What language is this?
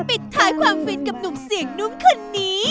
Thai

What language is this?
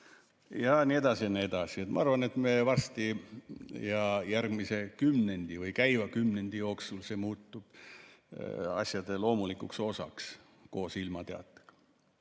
Estonian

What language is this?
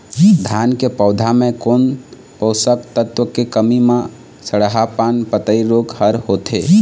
Chhattisgarhi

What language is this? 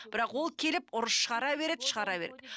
Kazakh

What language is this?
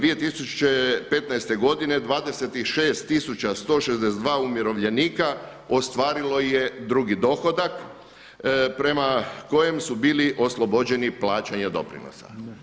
Croatian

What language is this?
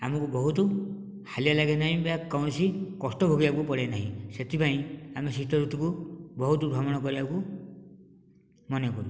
Odia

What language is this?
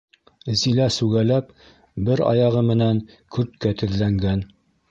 Bashkir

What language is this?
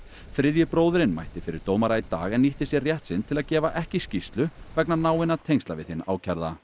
Icelandic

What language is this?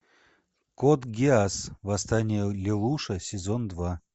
Russian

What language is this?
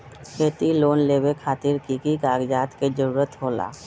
Magahi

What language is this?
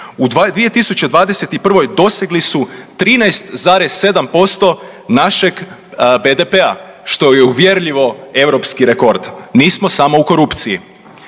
Croatian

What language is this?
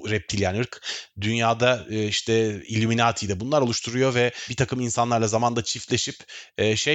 Turkish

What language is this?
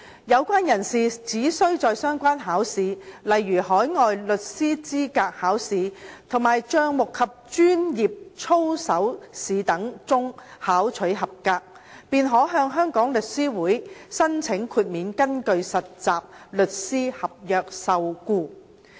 Cantonese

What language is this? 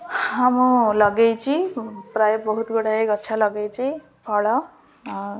Odia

